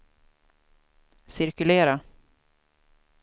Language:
Swedish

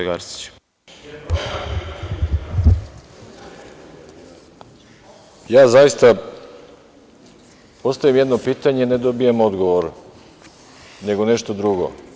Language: Serbian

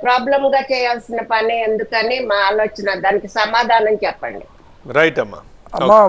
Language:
Telugu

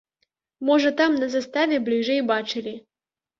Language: Belarusian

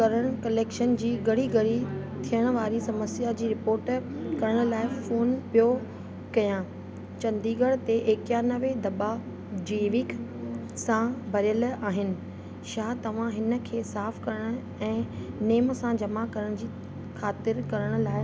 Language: Sindhi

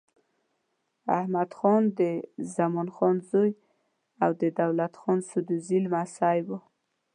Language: Pashto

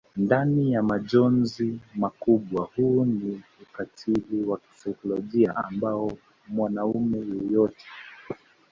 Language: Swahili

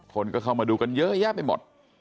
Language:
Thai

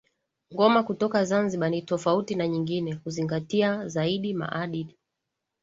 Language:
Swahili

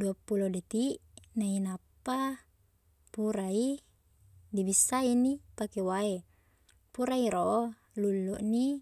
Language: Buginese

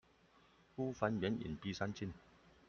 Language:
Chinese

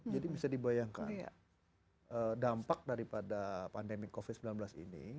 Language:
Indonesian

